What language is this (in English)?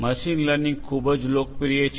Gujarati